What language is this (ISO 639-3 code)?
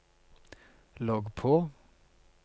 nor